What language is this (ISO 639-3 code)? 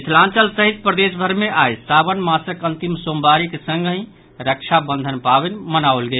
mai